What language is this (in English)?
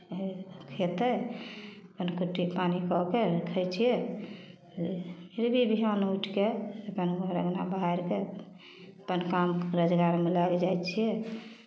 Maithili